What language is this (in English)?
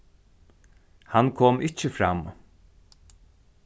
Faroese